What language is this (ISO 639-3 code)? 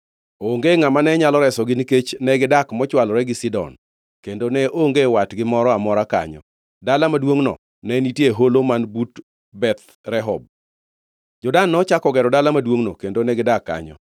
luo